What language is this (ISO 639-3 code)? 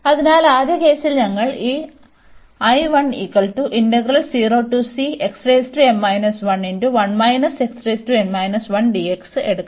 mal